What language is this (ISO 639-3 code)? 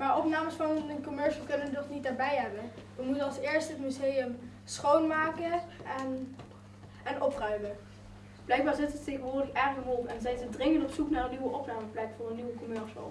nld